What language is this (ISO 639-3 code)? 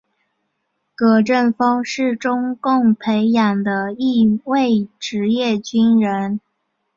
zho